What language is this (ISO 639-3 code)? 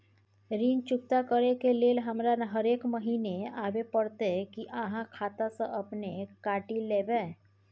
mai